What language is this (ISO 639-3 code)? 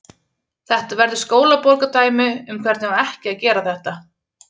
isl